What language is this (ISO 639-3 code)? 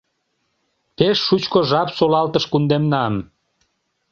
chm